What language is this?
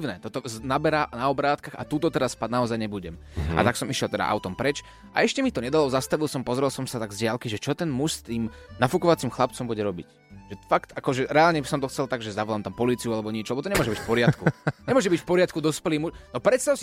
Slovak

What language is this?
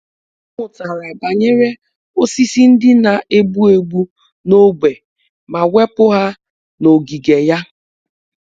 Igbo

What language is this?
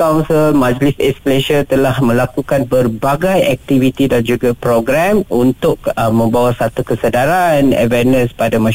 Malay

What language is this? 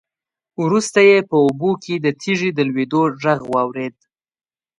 Pashto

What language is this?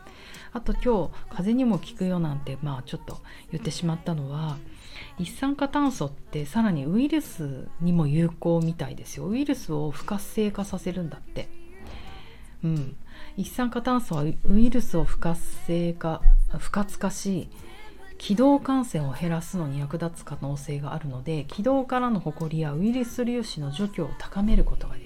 Japanese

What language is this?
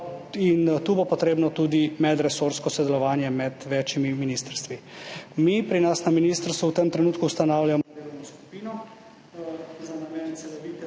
Slovenian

